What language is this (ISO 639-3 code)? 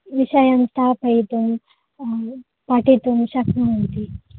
san